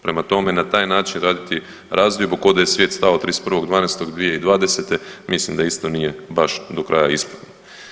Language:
Croatian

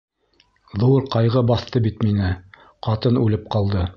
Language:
Bashkir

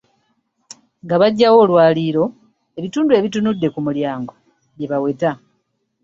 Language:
Ganda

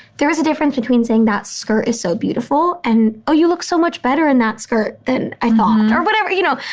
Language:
English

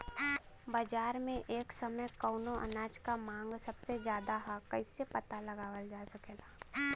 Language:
Bhojpuri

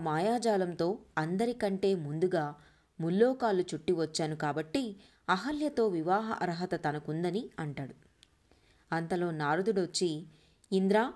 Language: Telugu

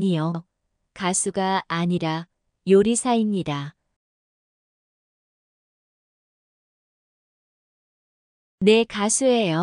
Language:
Korean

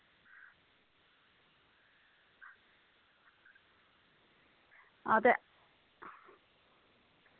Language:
Dogri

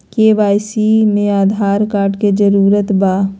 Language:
Magahi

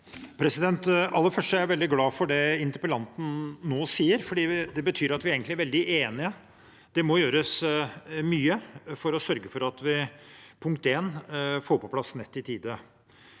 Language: Norwegian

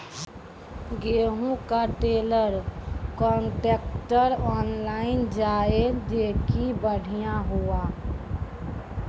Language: Maithili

